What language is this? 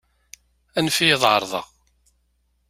Kabyle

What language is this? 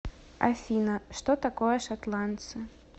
Russian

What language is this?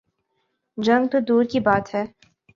Urdu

